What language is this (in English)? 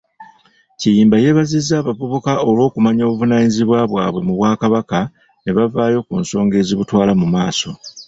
Ganda